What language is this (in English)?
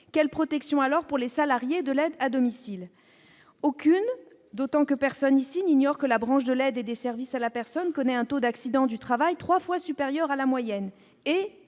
French